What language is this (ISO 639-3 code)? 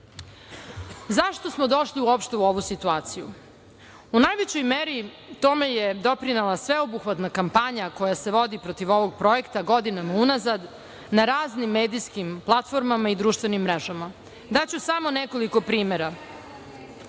srp